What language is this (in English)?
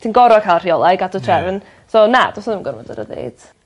Welsh